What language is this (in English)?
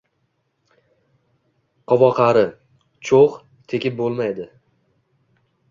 Uzbek